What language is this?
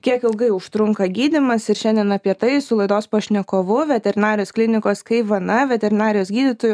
Lithuanian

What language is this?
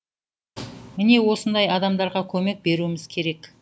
Kazakh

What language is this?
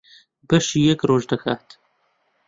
Central Kurdish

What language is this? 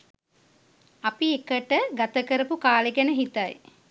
Sinhala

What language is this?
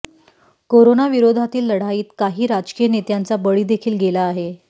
Marathi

